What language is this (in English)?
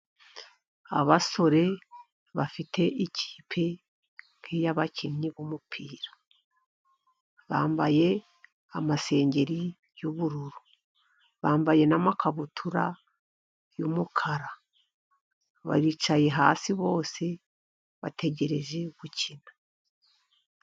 Kinyarwanda